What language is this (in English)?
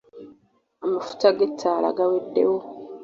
Ganda